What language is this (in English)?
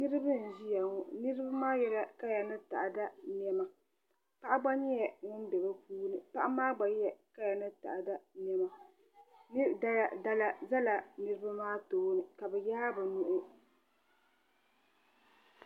Dagbani